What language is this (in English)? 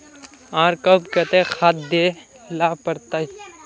Magahi